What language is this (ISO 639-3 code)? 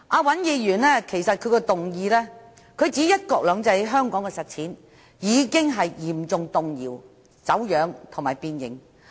yue